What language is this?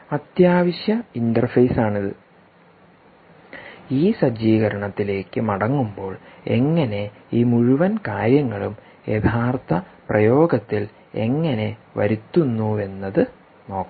Malayalam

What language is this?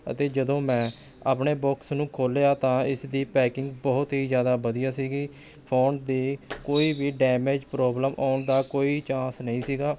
Punjabi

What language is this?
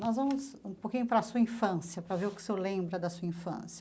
Portuguese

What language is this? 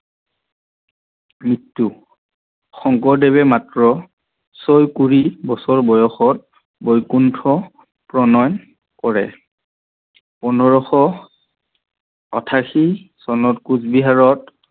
Assamese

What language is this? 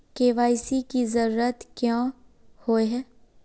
Magahi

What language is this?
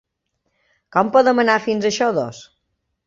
Catalan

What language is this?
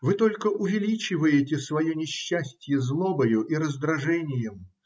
Russian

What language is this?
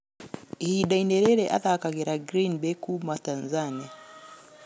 Kikuyu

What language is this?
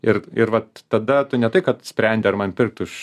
Lithuanian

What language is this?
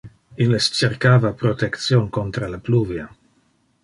Interlingua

